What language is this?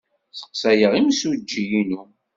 Kabyle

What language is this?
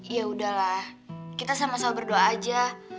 Indonesian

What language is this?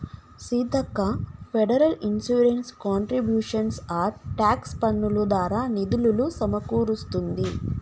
Telugu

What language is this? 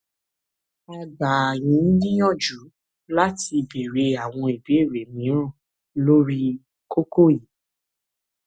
Yoruba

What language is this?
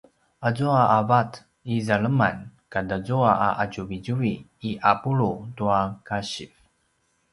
Paiwan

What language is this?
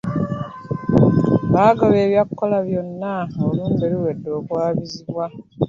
Ganda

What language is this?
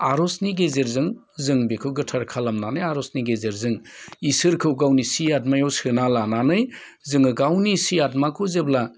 Bodo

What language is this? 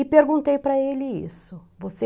Portuguese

